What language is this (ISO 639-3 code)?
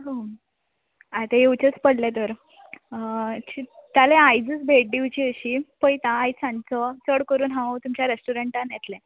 kok